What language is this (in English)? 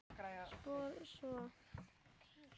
Icelandic